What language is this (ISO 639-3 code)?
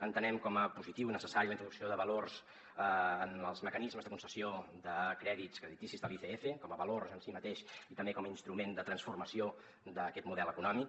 cat